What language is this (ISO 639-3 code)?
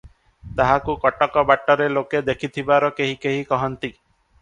ori